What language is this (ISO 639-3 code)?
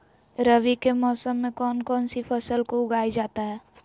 mag